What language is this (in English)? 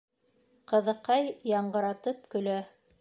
Bashkir